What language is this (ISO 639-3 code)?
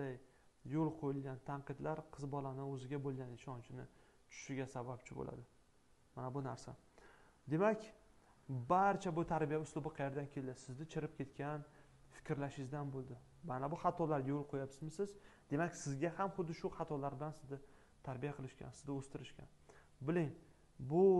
tur